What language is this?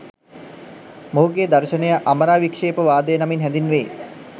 Sinhala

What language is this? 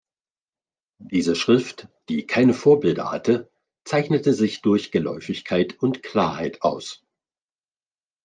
German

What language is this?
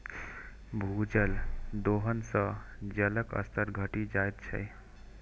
Maithili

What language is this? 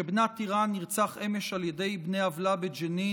Hebrew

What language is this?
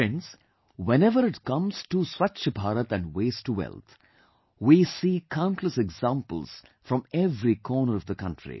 English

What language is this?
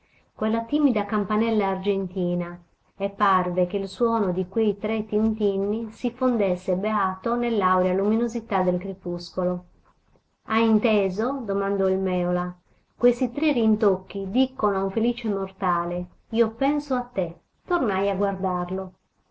Italian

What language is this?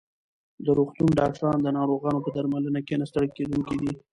Pashto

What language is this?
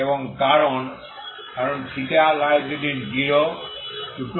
Bangla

